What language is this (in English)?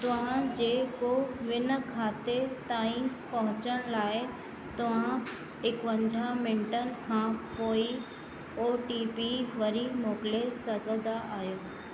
Sindhi